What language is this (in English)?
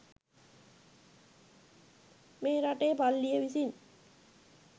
Sinhala